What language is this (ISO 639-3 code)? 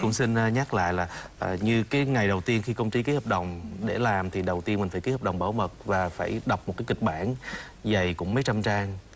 vie